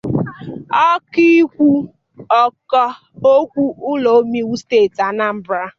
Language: Igbo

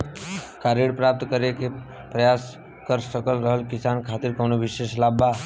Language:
Bhojpuri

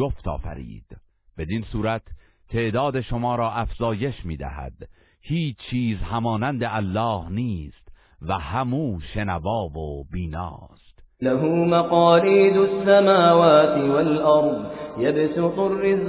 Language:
Persian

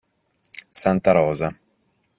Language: Italian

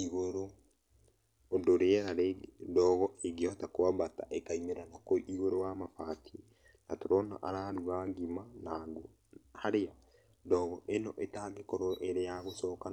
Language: Kikuyu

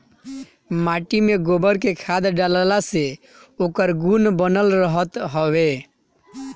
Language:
Bhojpuri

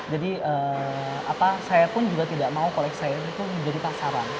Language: Indonesian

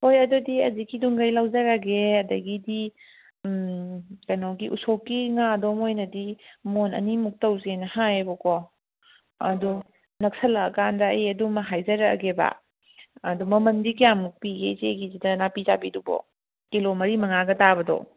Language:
Manipuri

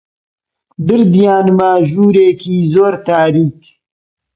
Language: Central Kurdish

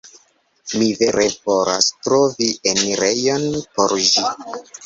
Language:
Esperanto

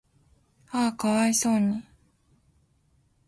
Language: Japanese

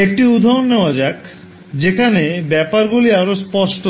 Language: Bangla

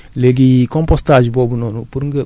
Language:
Wolof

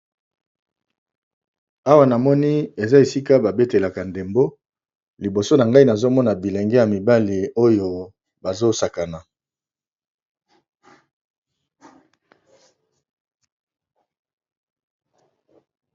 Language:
Lingala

